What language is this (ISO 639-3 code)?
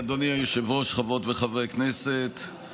heb